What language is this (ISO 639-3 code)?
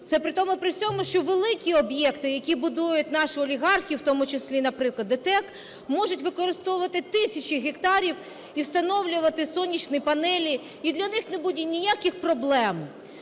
ukr